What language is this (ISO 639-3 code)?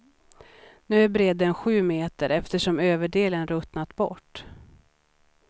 swe